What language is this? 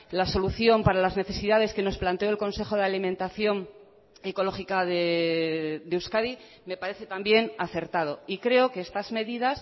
Spanish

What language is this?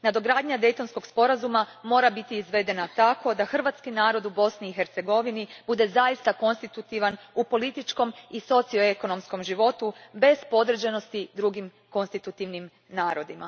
Croatian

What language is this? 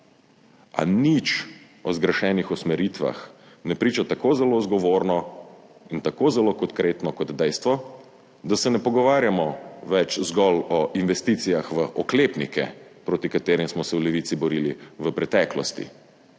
Slovenian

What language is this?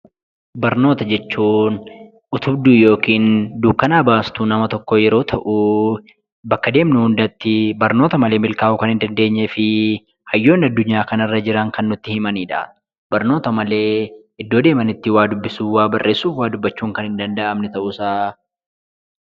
Oromo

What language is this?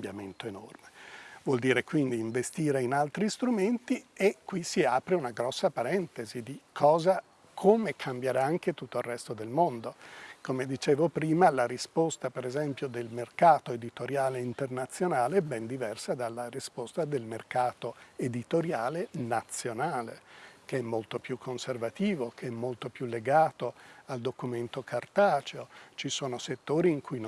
Italian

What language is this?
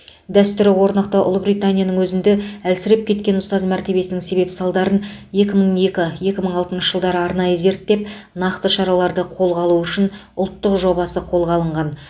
Kazakh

